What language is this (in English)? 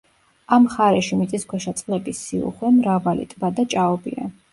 Georgian